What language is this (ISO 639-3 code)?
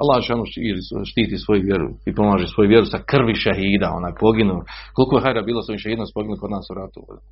hrv